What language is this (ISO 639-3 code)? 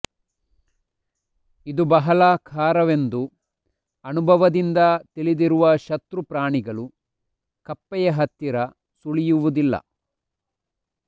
kan